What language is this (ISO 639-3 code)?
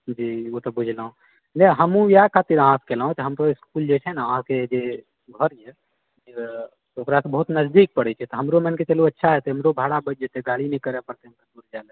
mai